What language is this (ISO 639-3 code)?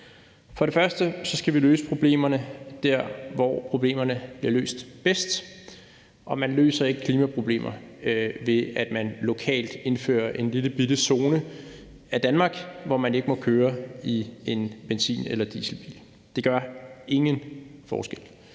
dan